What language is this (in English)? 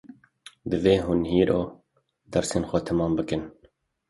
Kurdish